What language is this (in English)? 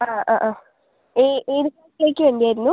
Malayalam